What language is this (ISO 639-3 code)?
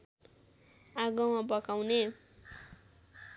nep